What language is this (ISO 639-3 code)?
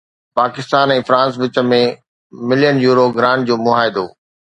snd